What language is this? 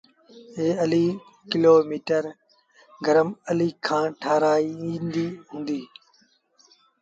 Sindhi Bhil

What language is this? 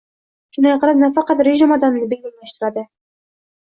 Uzbek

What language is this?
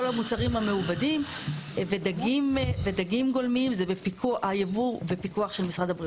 Hebrew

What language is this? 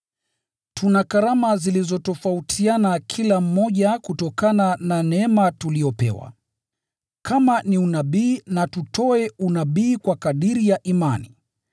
Swahili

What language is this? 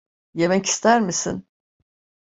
Turkish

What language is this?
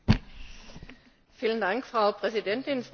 German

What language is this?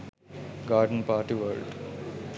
Sinhala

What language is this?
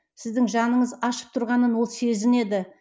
Kazakh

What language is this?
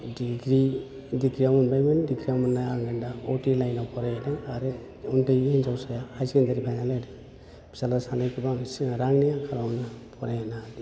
Bodo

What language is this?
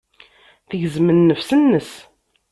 Kabyle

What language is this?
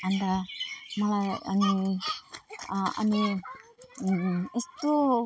Nepali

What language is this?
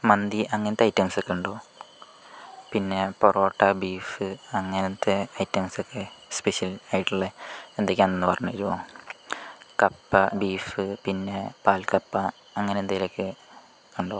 Malayalam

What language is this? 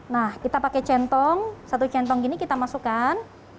Indonesian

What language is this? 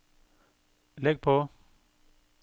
Norwegian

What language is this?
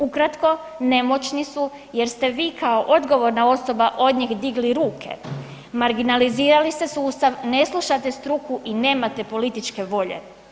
Croatian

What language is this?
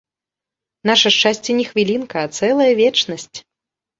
Belarusian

